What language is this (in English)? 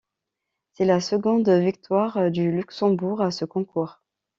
French